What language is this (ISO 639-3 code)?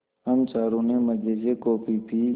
hin